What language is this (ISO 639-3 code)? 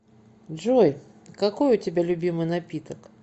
rus